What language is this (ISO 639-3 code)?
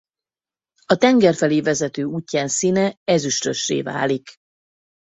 hun